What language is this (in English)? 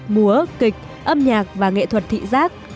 Vietnamese